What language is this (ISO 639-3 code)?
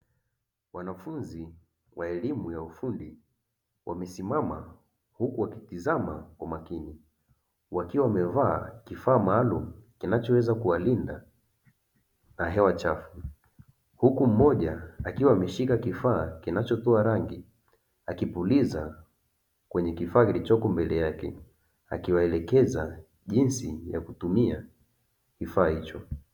swa